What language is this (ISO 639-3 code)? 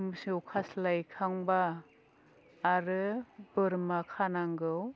brx